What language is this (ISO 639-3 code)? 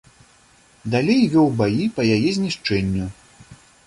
bel